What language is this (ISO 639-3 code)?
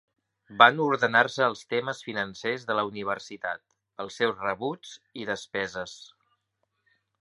cat